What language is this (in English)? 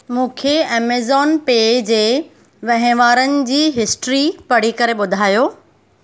Sindhi